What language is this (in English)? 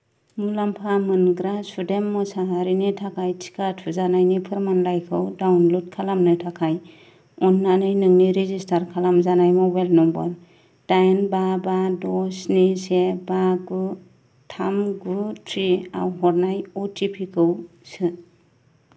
Bodo